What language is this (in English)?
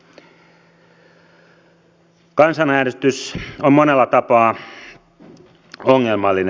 Finnish